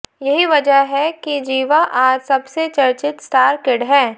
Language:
Hindi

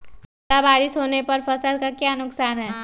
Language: Magahi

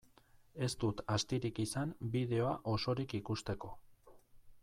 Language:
Basque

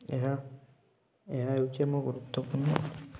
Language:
Odia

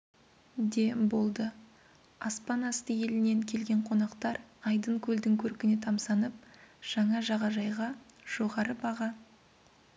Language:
Kazakh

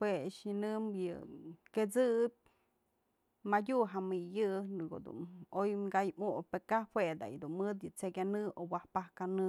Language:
Mazatlán Mixe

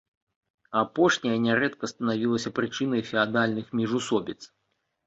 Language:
Belarusian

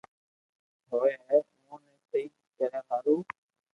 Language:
Loarki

